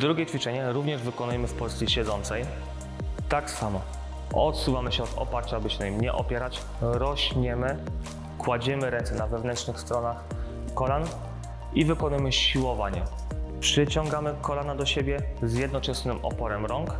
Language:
Polish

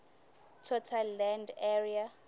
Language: Swati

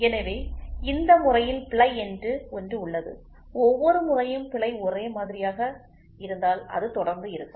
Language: Tamil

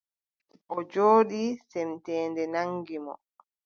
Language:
Adamawa Fulfulde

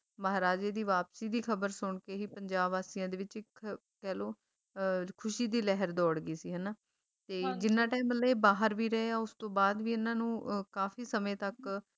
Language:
Punjabi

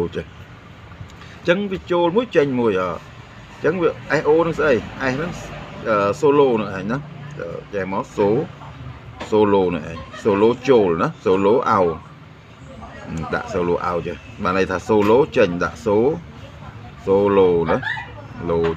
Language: Vietnamese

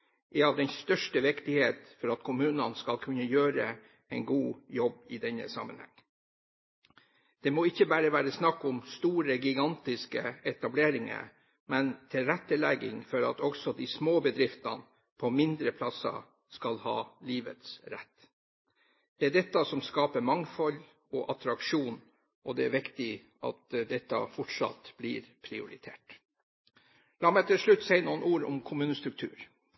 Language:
Norwegian Bokmål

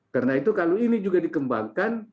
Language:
Indonesian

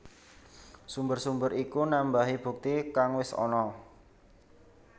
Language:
Javanese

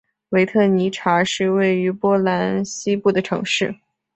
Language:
Chinese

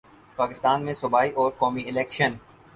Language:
Urdu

